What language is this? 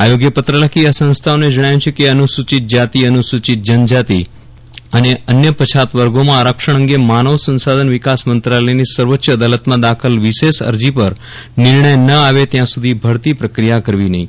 Gujarati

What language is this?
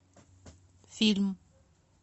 Russian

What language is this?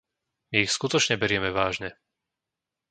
Slovak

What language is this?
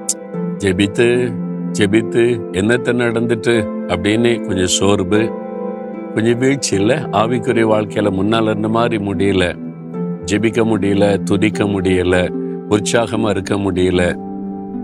Tamil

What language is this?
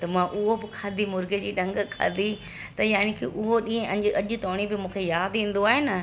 Sindhi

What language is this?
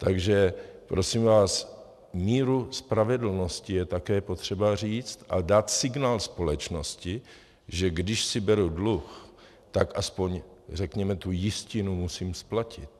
Czech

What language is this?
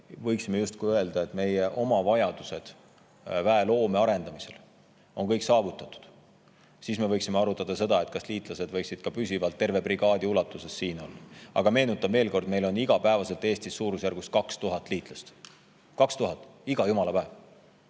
Estonian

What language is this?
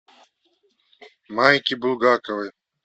Russian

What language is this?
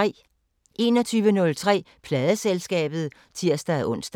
Danish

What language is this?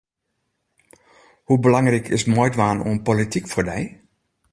Western Frisian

